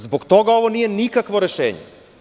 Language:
Serbian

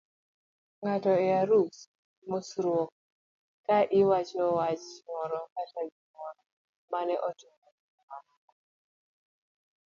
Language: Luo (Kenya and Tanzania)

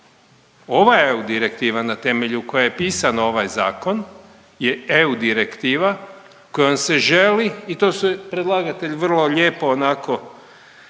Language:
Croatian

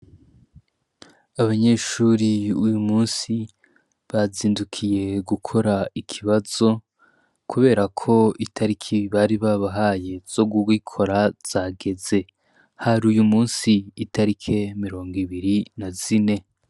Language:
Rundi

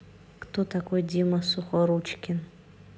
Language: Russian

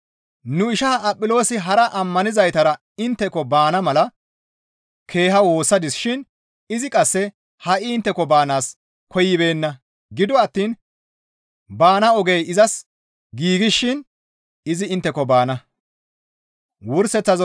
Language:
Gamo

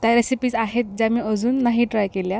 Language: Marathi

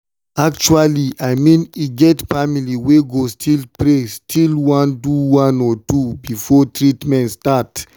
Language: Nigerian Pidgin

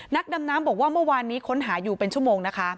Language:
Thai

